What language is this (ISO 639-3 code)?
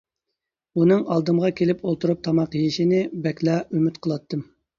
uig